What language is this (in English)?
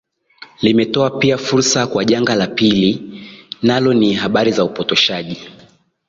Swahili